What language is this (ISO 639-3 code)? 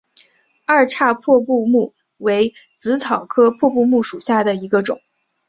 zho